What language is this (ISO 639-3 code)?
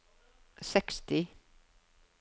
nor